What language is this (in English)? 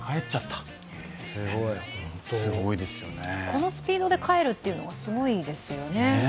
Japanese